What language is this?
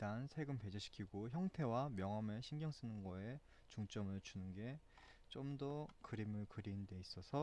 Korean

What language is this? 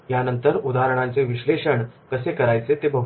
Marathi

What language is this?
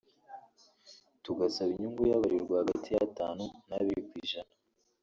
Kinyarwanda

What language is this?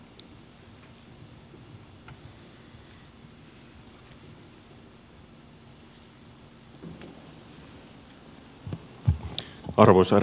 Finnish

